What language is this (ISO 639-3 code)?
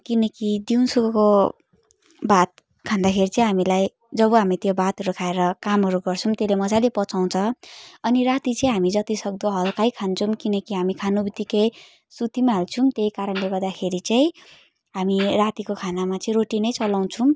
nep